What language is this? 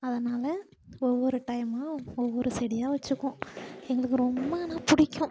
Tamil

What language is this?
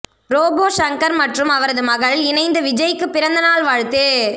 Tamil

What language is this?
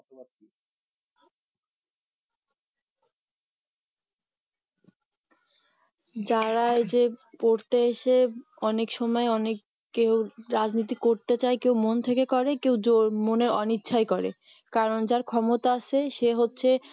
Bangla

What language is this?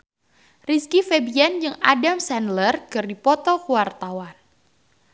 Sundanese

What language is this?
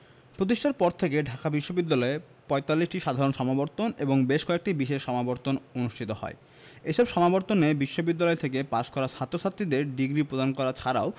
Bangla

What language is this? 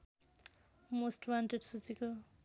Nepali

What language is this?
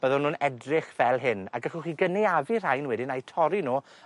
Welsh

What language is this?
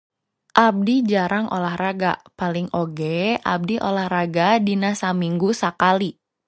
Sundanese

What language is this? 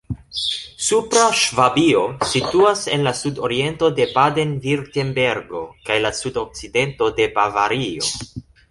Esperanto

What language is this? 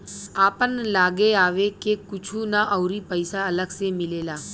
Bhojpuri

